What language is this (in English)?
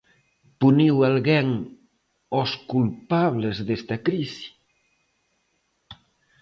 Galician